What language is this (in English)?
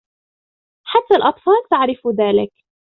Arabic